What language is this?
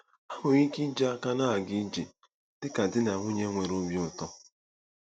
Igbo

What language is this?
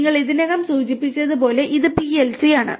Malayalam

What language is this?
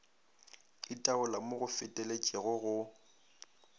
Northern Sotho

